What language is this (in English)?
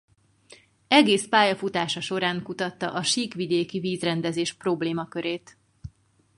Hungarian